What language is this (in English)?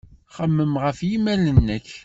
Kabyle